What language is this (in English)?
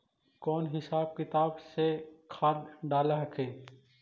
Magahi